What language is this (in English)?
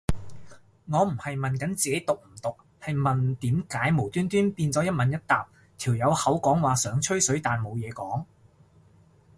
Cantonese